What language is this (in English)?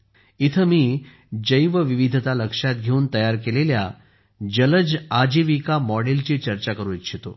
Marathi